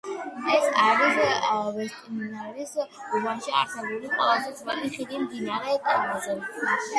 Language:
Georgian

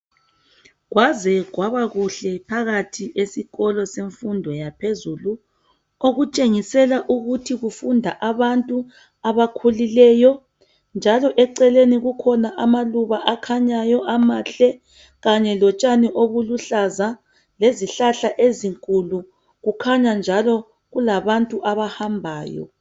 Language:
North Ndebele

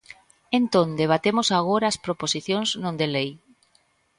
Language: Galician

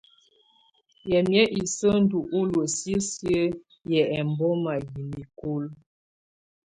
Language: Tunen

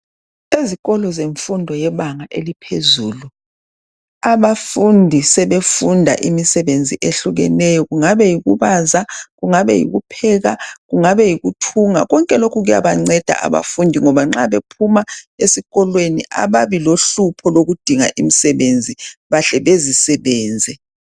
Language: North Ndebele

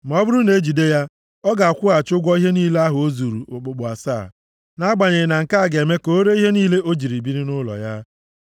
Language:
Igbo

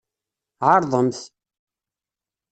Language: Kabyle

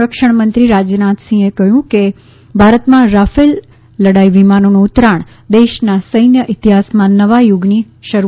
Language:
Gujarati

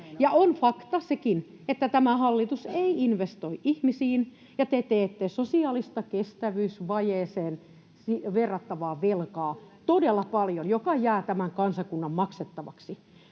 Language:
Finnish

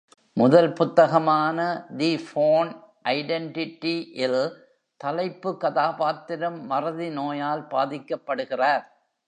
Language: Tamil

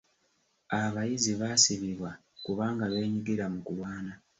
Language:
Ganda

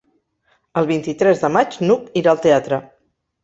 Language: Catalan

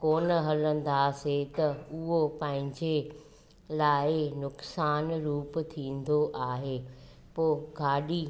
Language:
Sindhi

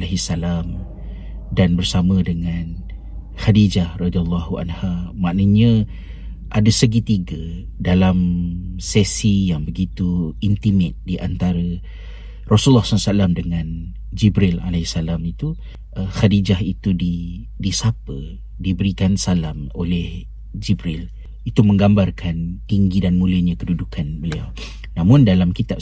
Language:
Malay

